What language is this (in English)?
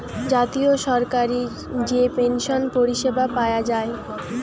Bangla